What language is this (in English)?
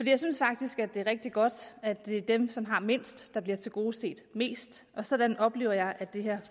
Danish